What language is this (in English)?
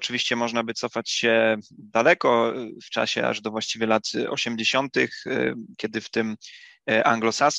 Polish